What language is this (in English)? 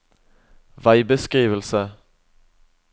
Norwegian